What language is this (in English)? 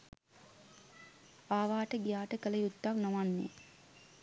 Sinhala